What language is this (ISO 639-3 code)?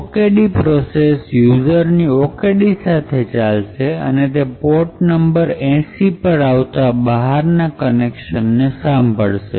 guj